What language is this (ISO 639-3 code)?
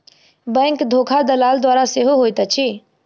mai